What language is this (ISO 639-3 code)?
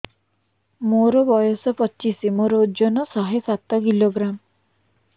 ori